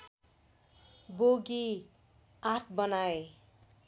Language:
Nepali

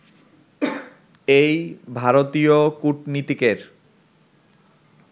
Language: Bangla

